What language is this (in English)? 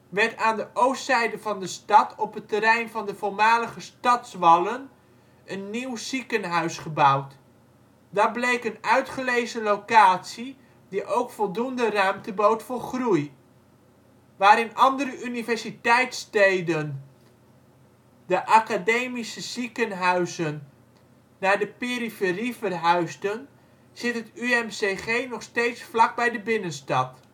Dutch